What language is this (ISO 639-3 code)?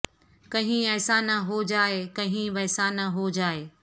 urd